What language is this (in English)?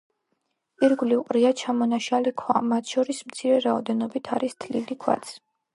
Georgian